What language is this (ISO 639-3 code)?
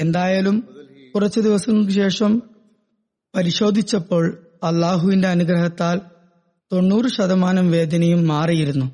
mal